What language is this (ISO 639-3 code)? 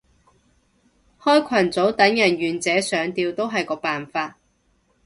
yue